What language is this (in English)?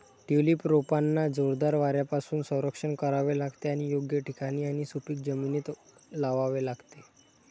Marathi